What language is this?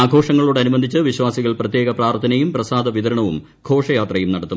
Malayalam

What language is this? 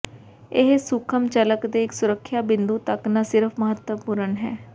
Punjabi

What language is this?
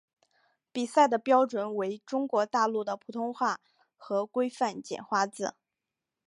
Chinese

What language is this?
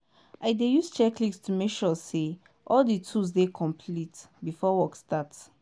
Nigerian Pidgin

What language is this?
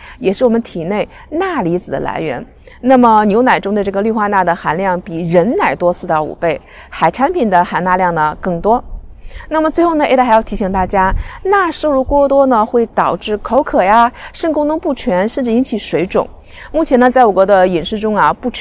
Chinese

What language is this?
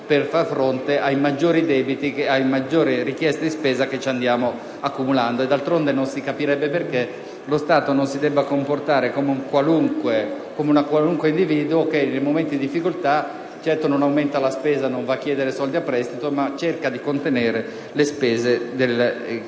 Italian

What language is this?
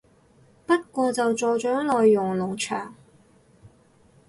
Cantonese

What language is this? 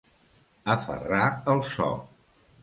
Catalan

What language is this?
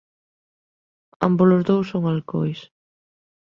Galician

